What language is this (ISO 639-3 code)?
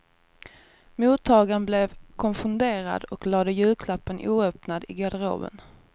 swe